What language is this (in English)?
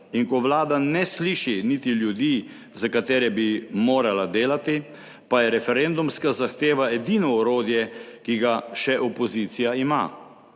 Slovenian